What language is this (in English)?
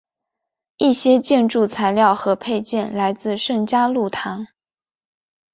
Chinese